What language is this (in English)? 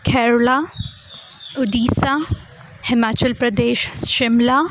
Gujarati